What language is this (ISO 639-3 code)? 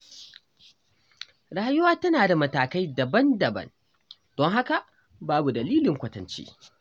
hau